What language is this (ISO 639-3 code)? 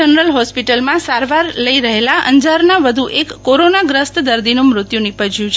guj